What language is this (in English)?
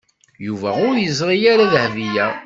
Kabyle